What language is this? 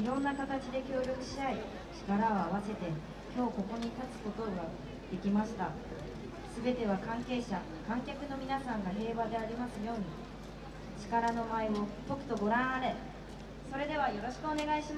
Japanese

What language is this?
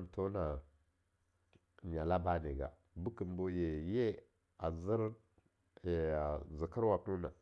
Longuda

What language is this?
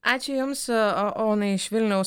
Lithuanian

